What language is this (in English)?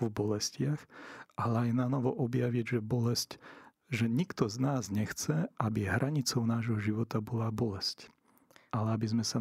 Slovak